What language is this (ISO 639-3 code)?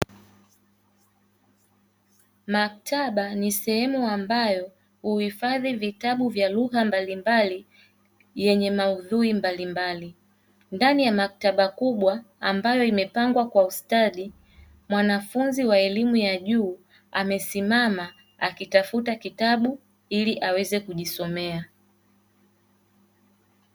swa